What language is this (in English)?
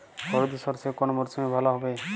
Bangla